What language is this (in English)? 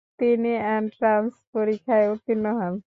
Bangla